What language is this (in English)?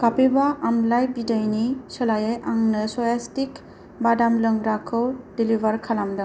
Bodo